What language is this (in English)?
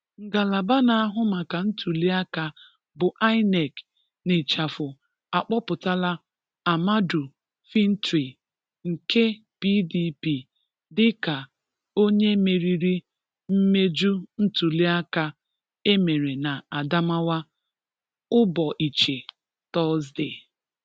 Igbo